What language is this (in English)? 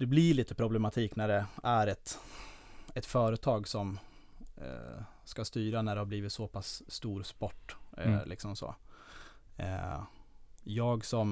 Swedish